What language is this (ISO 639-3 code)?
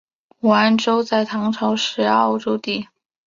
zho